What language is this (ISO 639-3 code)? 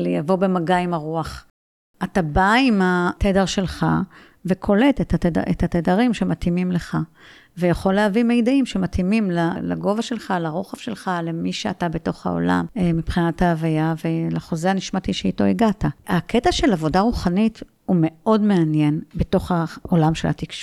heb